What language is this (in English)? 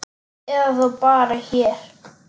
Icelandic